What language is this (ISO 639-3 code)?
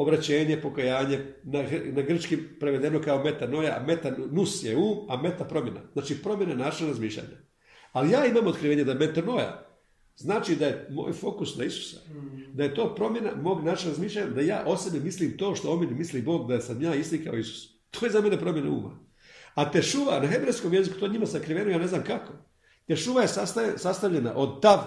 hrv